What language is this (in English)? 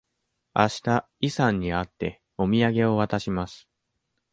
Japanese